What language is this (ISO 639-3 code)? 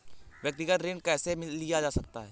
hin